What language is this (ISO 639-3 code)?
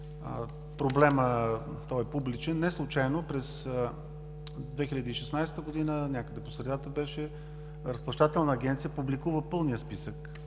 bul